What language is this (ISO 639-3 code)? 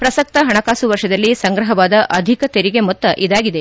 kan